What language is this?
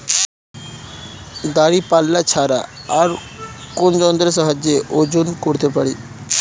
Bangla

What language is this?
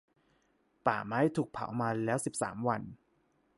Thai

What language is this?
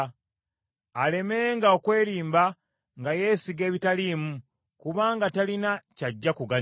Ganda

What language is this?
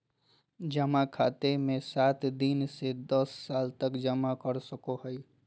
Magahi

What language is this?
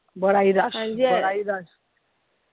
Punjabi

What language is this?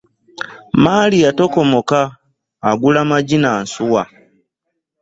Ganda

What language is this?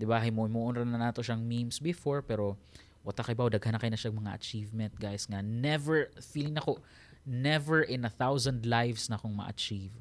Filipino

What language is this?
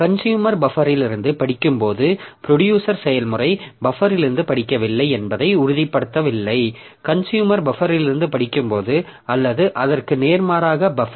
Tamil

